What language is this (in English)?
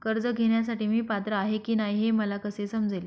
Marathi